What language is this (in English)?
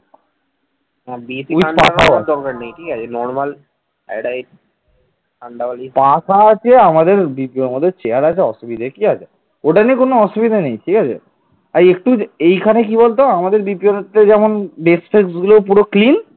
Bangla